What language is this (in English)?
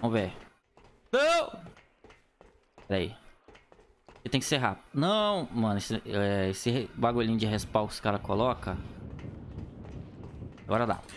Portuguese